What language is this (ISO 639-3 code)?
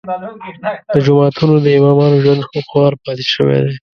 pus